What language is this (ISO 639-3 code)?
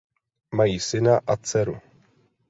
ces